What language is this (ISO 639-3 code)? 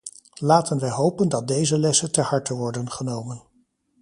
nld